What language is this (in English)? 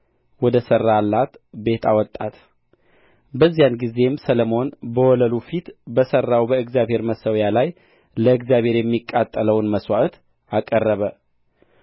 Amharic